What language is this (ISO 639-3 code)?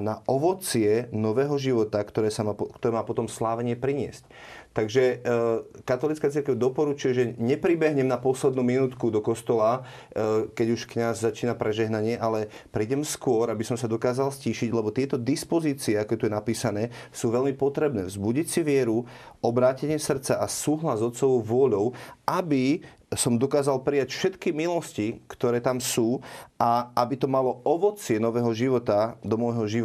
slk